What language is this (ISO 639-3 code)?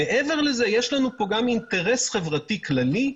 heb